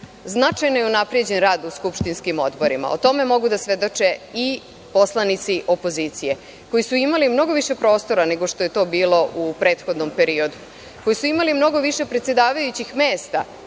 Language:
Serbian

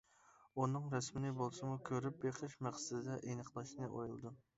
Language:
Uyghur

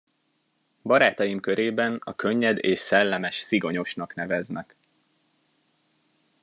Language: Hungarian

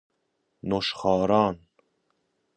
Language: Persian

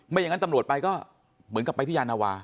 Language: Thai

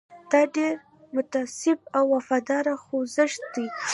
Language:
Pashto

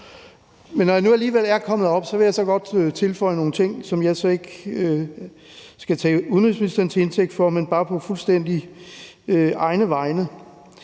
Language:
Danish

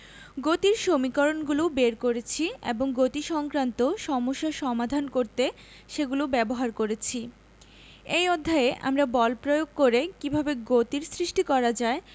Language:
Bangla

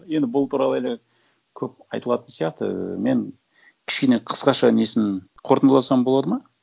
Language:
Kazakh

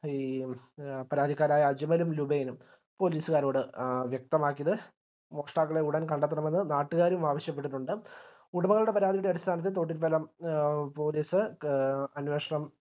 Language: Malayalam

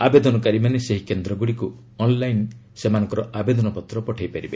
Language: Odia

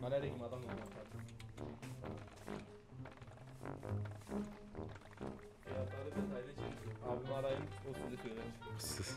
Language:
Turkish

